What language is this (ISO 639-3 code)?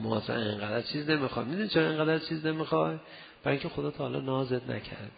fas